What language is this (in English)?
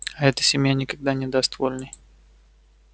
Russian